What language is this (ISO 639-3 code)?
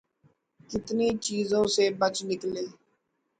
urd